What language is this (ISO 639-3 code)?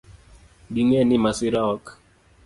luo